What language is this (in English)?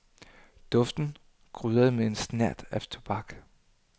Danish